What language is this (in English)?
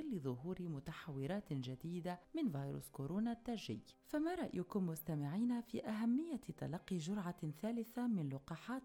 Arabic